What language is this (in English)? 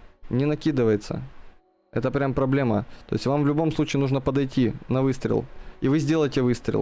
Russian